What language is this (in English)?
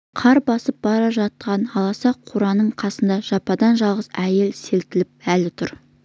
Kazakh